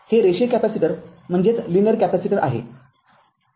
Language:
Marathi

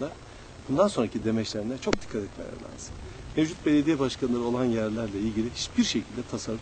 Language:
Turkish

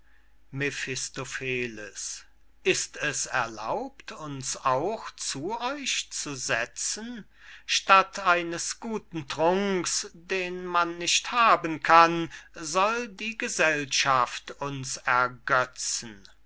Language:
German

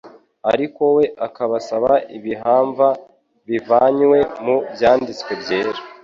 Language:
Kinyarwanda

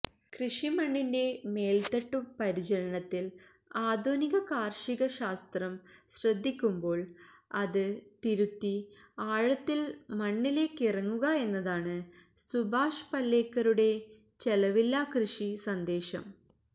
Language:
Malayalam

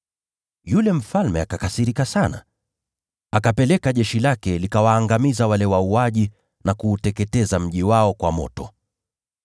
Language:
Swahili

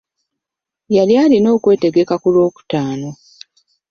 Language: Ganda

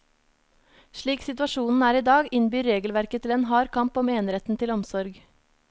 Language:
Norwegian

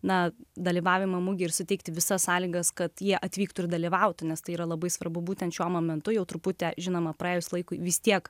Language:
Lithuanian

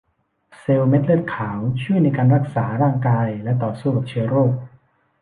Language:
Thai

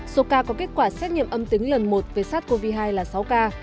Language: Vietnamese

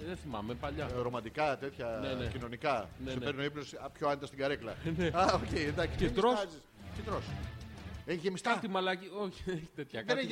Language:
Greek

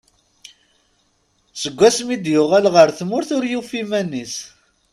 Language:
Kabyle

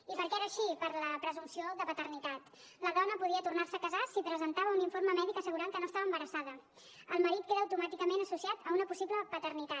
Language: Catalan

